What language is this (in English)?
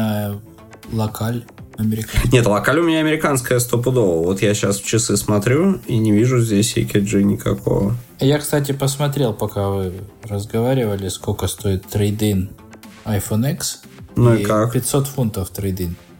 Russian